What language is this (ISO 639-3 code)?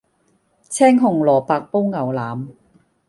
yue